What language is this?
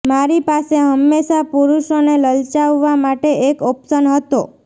Gujarati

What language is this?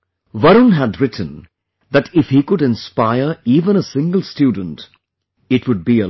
English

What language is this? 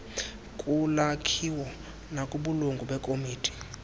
Xhosa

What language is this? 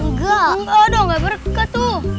Indonesian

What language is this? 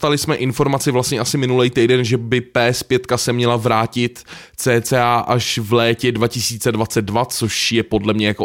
Czech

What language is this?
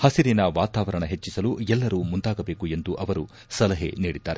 Kannada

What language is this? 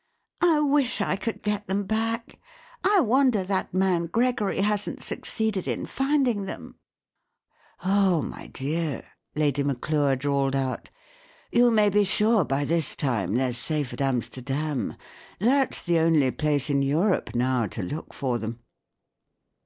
English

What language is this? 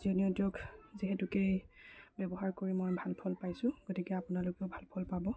Assamese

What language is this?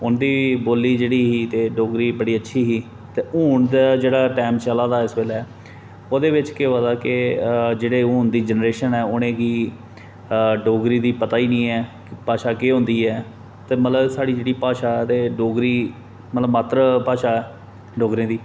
Dogri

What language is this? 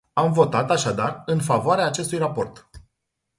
Romanian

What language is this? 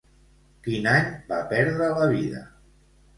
Catalan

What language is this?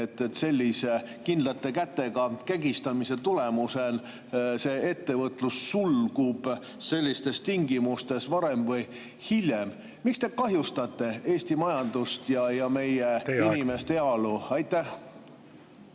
Estonian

